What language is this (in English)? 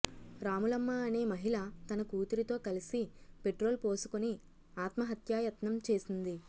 Telugu